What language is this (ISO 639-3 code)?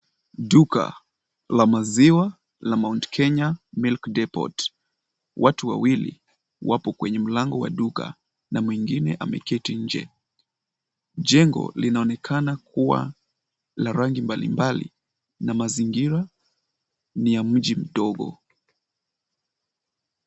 swa